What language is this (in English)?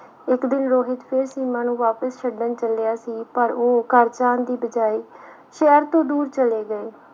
Punjabi